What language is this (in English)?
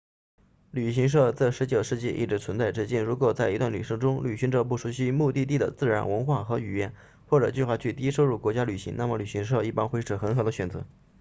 Chinese